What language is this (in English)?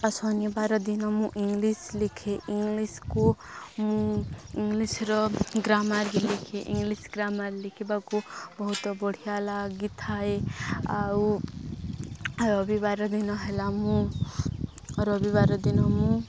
Odia